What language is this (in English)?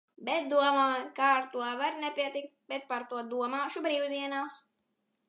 Latvian